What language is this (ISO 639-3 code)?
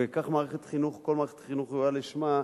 heb